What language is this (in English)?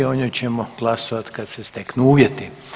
Croatian